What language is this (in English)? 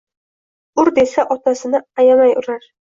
Uzbek